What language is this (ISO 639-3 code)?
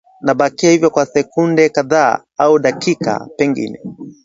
swa